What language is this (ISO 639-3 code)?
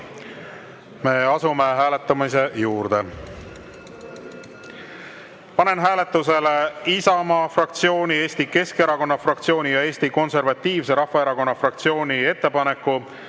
est